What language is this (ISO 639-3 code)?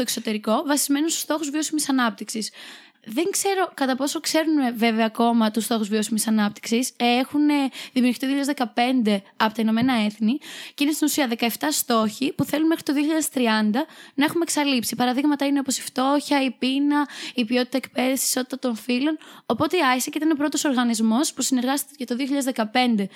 ell